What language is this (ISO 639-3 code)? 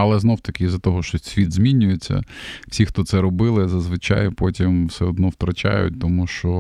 ukr